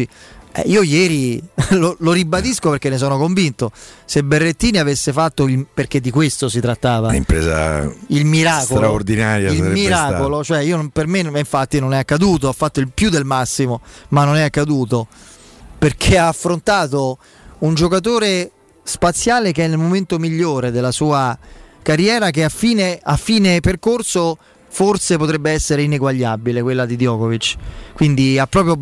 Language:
Italian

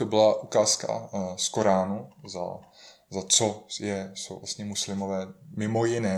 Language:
Czech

